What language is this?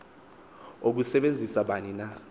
Xhosa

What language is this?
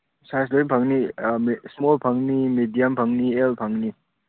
Manipuri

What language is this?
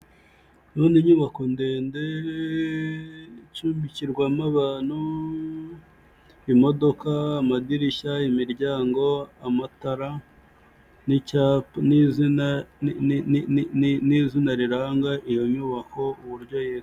Kinyarwanda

